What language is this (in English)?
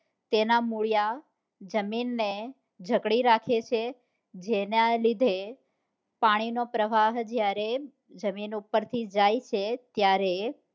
Gujarati